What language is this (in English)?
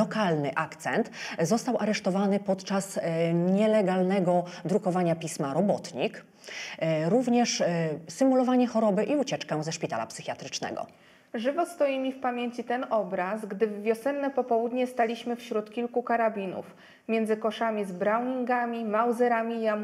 Polish